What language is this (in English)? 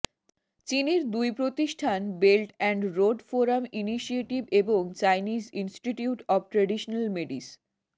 Bangla